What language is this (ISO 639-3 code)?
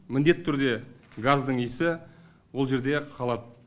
kaz